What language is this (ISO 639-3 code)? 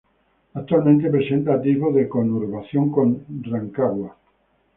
spa